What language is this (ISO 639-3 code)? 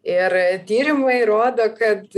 lit